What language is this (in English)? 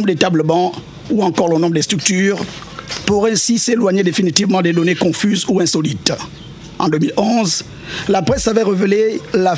French